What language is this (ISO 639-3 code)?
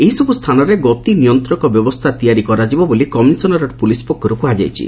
ori